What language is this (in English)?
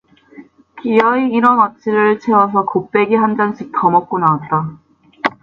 Korean